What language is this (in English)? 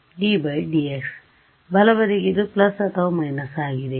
Kannada